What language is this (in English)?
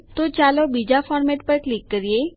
Gujarati